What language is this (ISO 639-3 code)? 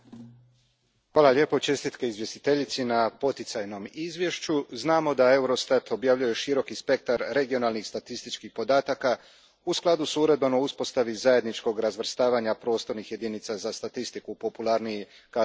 hrv